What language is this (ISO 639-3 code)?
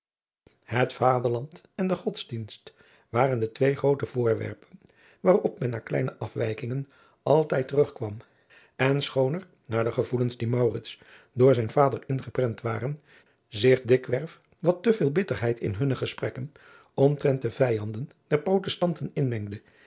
nld